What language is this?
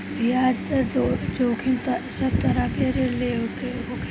Bhojpuri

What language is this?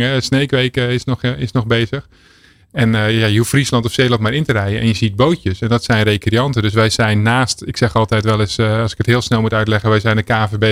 Dutch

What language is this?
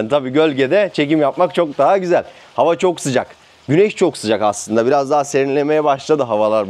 Turkish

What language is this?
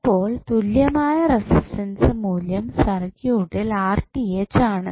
Malayalam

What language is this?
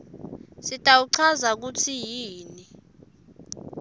Swati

